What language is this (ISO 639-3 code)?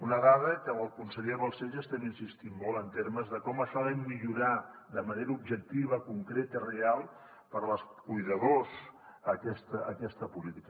cat